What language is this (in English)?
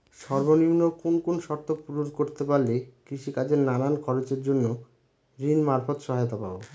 Bangla